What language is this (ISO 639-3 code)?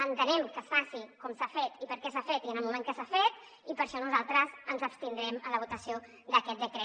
cat